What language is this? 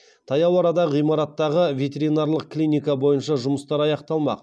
Kazakh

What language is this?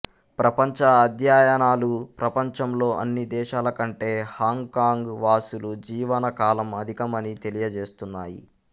Telugu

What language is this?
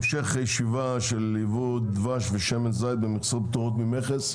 Hebrew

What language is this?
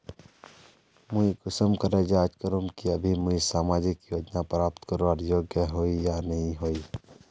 Magahi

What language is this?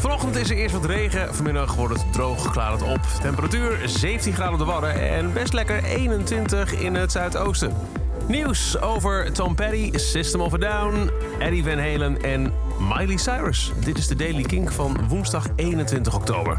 Dutch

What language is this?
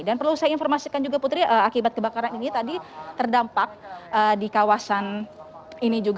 Indonesian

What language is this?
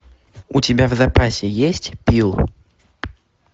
Russian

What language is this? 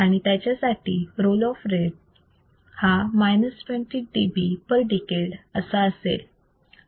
Marathi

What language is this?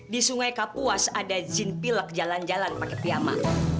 Indonesian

